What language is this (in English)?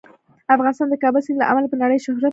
Pashto